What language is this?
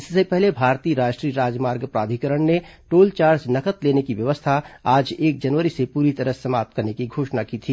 Hindi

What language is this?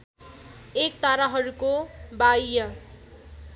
Nepali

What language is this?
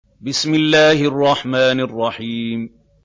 Arabic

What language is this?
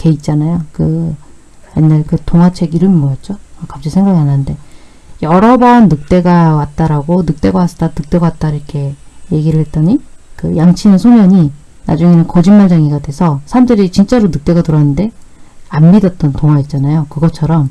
Korean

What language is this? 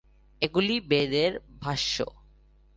Bangla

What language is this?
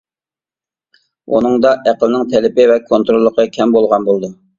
Uyghur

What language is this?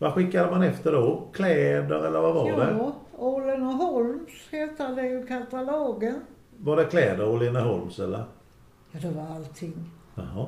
Swedish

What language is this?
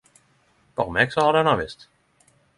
Norwegian Nynorsk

